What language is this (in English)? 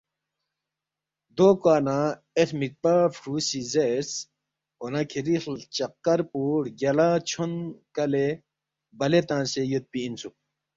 Balti